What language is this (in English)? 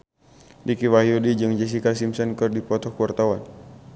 Sundanese